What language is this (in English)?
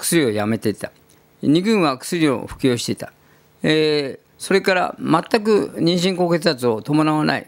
Japanese